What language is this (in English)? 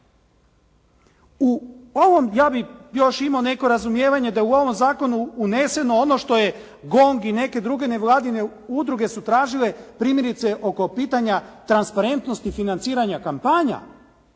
Croatian